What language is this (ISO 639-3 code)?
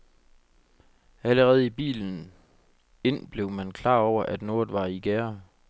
dan